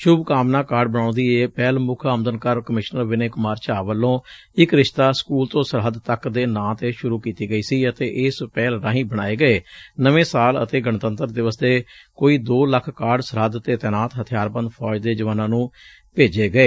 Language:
Punjabi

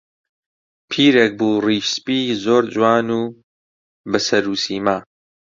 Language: Central Kurdish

